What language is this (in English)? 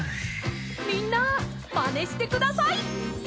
Japanese